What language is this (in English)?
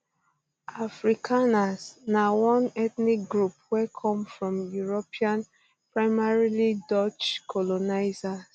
Nigerian Pidgin